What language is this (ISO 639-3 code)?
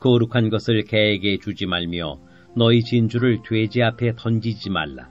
kor